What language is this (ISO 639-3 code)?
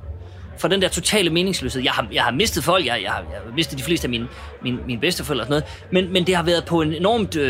dan